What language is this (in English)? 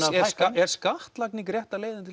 Icelandic